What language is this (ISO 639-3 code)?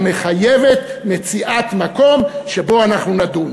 heb